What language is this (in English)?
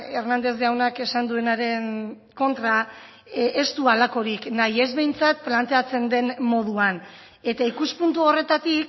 Basque